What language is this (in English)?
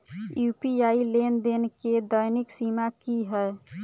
Maithili